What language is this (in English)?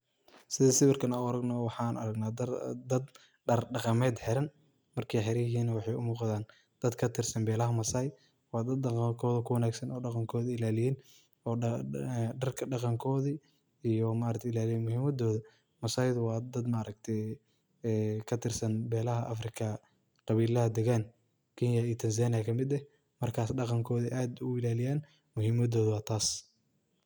Somali